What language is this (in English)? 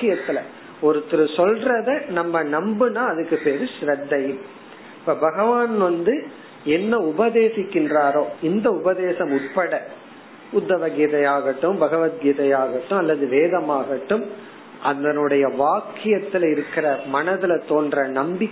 Tamil